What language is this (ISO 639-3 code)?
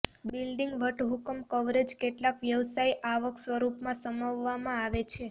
guj